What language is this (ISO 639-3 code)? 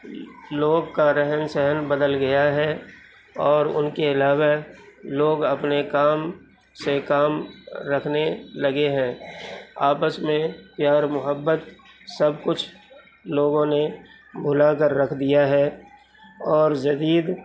urd